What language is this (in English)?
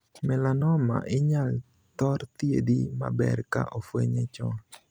Luo (Kenya and Tanzania)